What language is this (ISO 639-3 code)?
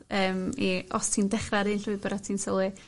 cym